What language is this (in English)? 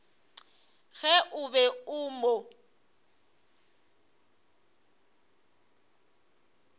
Northern Sotho